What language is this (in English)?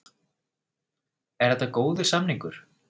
Icelandic